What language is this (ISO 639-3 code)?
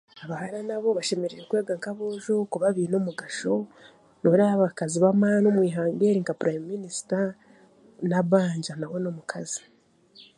cgg